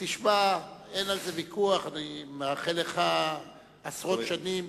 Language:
Hebrew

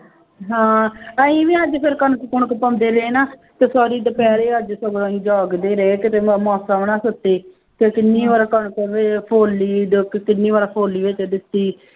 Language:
Punjabi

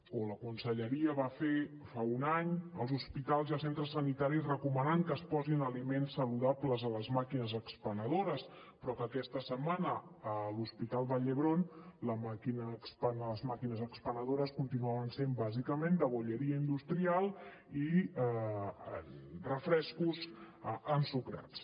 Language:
Catalan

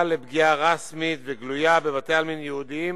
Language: Hebrew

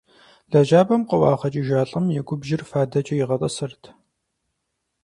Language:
Kabardian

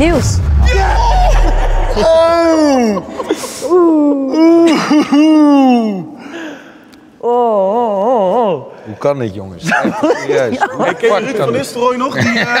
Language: Dutch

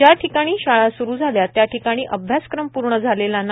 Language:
Marathi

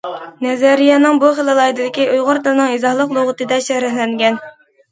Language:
Uyghur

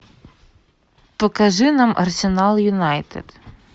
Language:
Russian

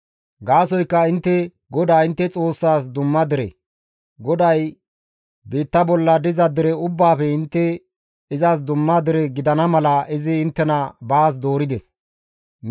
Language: Gamo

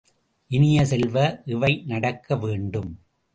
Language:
Tamil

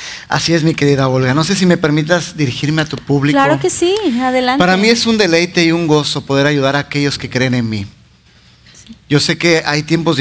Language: Spanish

